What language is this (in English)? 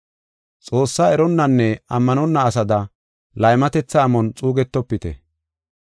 Gofa